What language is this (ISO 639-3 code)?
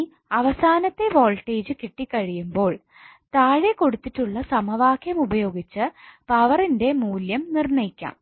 mal